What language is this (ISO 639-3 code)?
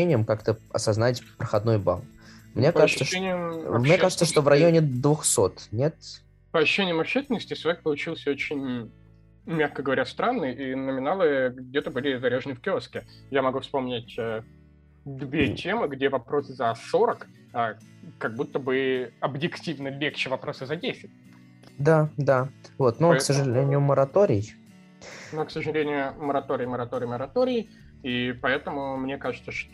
rus